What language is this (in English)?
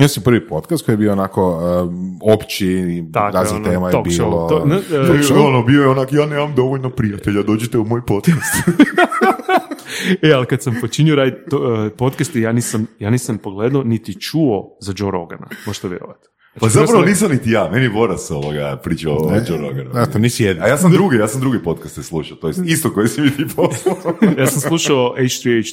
Croatian